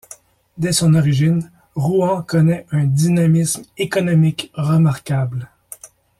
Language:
French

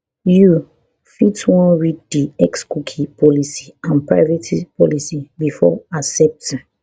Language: Nigerian Pidgin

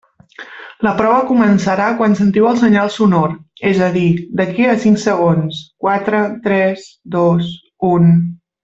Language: Catalan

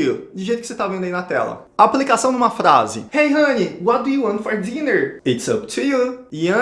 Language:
Portuguese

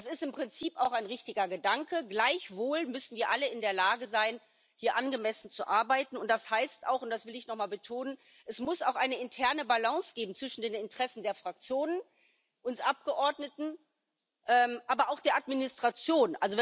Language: German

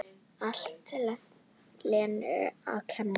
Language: Icelandic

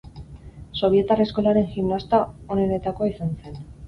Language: Basque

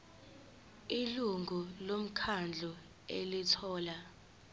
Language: Zulu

